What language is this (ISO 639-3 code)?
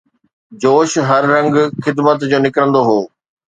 snd